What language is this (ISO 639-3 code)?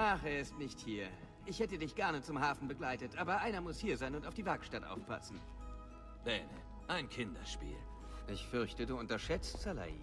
deu